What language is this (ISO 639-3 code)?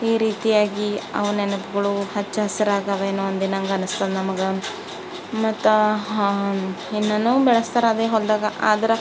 kan